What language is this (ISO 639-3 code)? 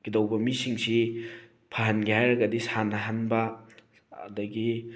mni